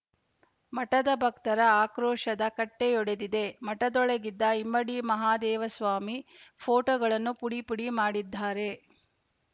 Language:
Kannada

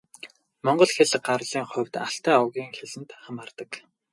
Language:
Mongolian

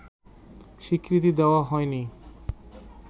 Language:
Bangla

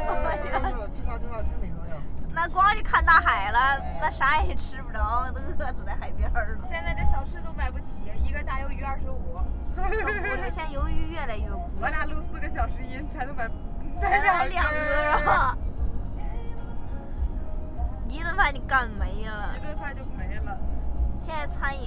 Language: Chinese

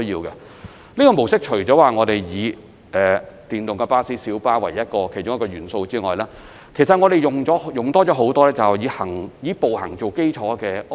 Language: Cantonese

